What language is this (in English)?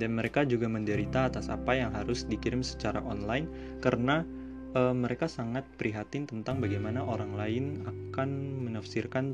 Indonesian